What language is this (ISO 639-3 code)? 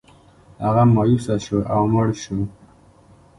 pus